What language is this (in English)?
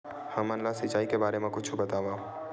Chhattisgarhi